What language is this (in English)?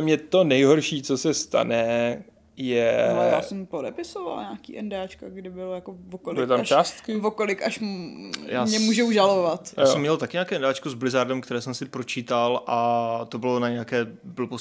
Czech